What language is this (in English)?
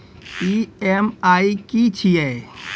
Maithili